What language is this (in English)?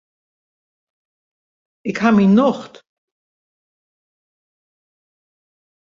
Western Frisian